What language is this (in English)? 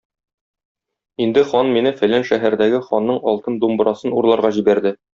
Tatar